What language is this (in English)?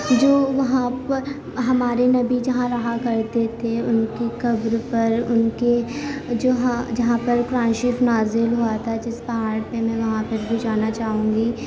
Urdu